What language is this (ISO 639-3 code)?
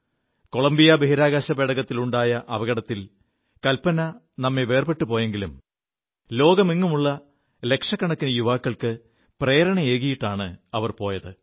mal